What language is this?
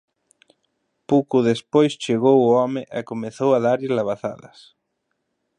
Galician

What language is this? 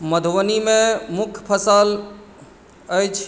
Maithili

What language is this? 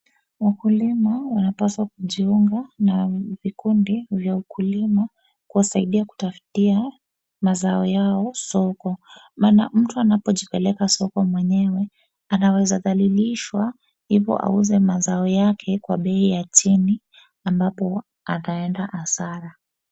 Swahili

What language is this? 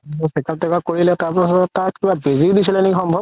Assamese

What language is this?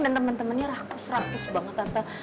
Indonesian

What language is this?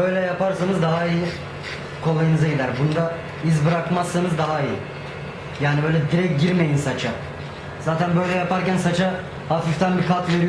Turkish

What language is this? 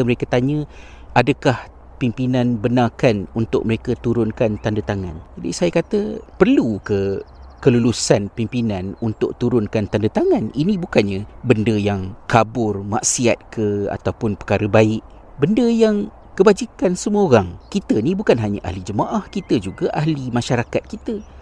Malay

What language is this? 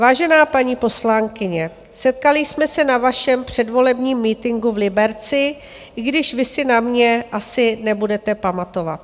Czech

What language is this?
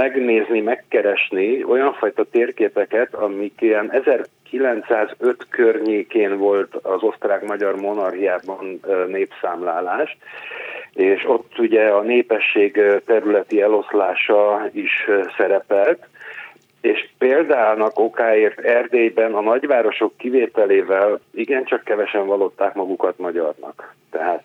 Hungarian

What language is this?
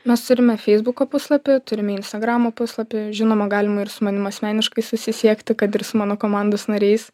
Lithuanian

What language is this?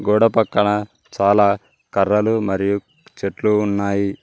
Telugu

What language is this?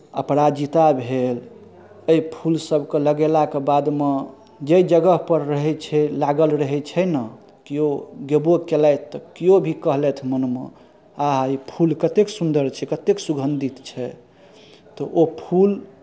Maithili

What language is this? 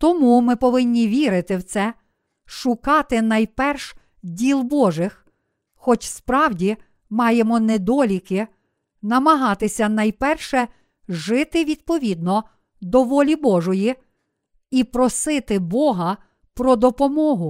Ukrainian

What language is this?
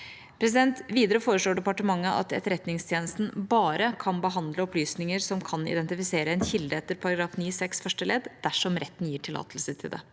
Norwegian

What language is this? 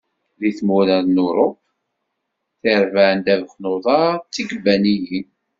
Kabyle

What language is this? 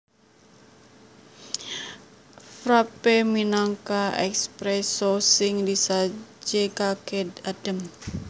Javanese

